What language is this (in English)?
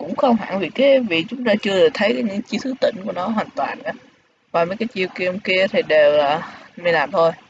Vietnamese